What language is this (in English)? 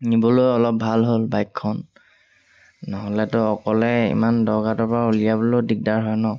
Assamese